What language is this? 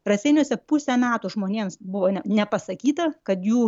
Lithuanian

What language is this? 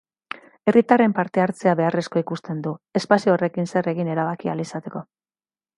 Basque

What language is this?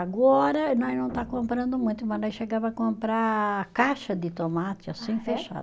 Portuguese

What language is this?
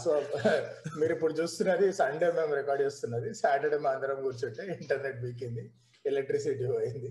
Telugu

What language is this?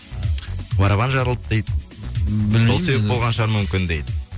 Kazakh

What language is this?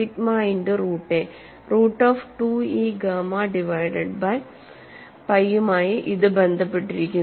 Malayalam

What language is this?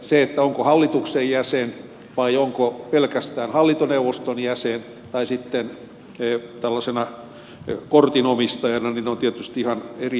Finnish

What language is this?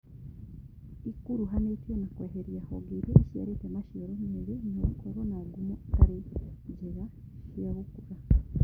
Kikuyu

